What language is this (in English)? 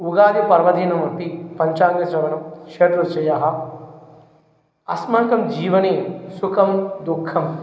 Sanskrit